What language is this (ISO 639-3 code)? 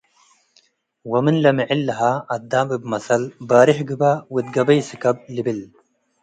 tig